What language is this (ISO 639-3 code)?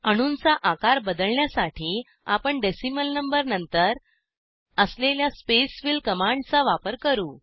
mar